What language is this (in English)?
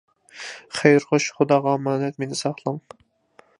Uyghur